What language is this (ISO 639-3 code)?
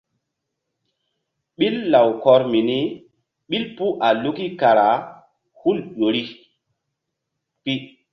mdd